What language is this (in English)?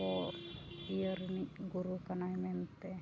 Santali